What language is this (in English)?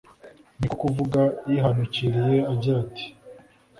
Kinyarwanda